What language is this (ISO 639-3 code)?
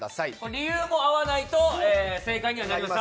jpn